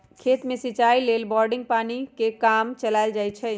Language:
Magahi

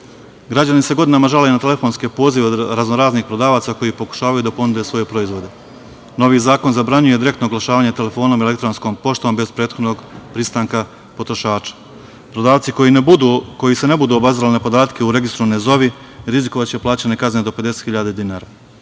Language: Serbian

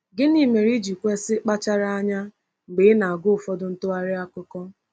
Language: Igbo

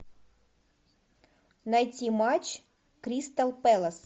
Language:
Russian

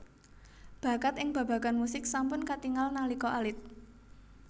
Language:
Javanese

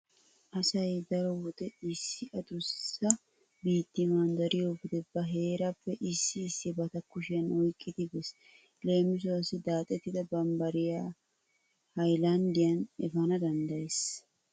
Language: Wolaytta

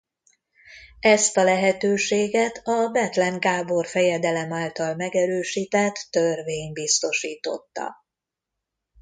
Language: Hungarian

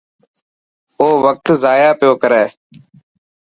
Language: Dhatki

